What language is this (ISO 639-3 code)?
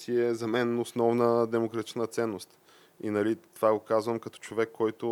bul